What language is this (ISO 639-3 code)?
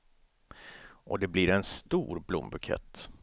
swe